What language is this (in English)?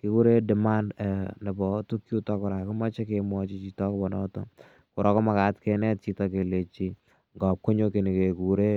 Kalenjin